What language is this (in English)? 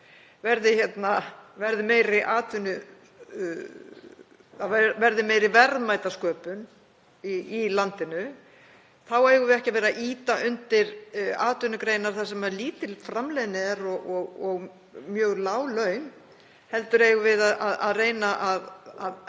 Icelandic